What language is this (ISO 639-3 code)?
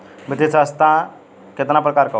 bho